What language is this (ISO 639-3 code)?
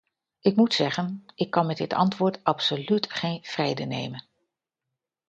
nld